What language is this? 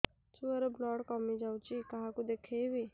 Odia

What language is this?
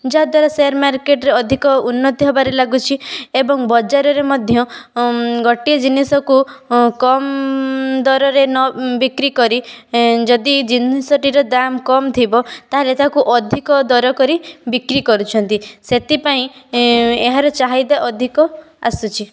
Odia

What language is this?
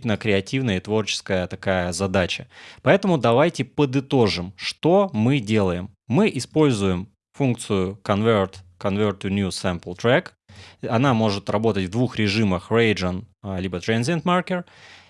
Russian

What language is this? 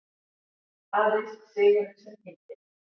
Icelandic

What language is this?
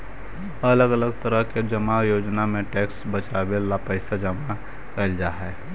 Magahi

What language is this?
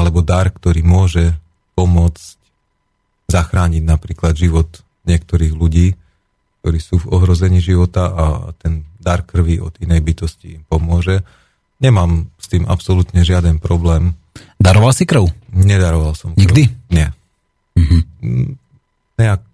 Slovak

